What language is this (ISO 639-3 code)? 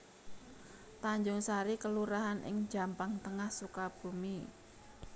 jav